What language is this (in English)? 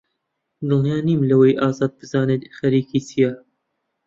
Central Kurdish